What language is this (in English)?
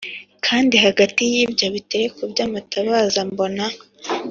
Kinyarwanda